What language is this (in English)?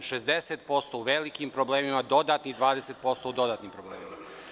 Serbian